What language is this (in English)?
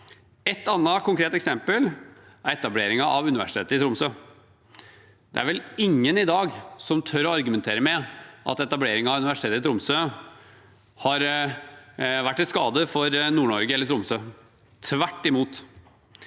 Norwegian